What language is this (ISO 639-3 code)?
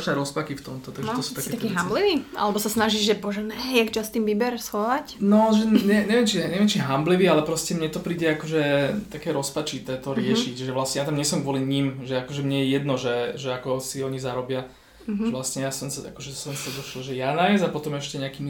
slk